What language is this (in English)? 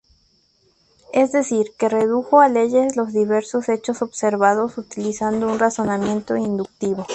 Spanish